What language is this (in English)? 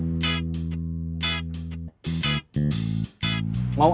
Indonesian